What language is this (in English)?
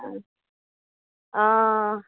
Konkani